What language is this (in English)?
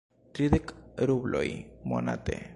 Esperanto